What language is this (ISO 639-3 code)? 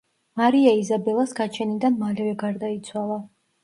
kat